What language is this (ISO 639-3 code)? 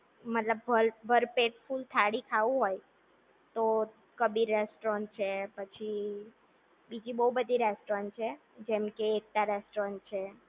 guj